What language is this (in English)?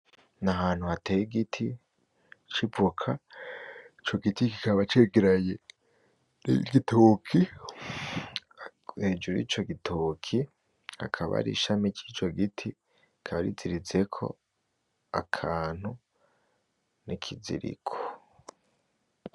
Rundi